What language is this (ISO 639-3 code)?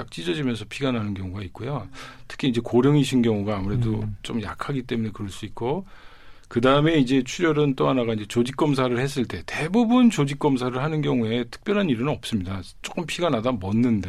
kor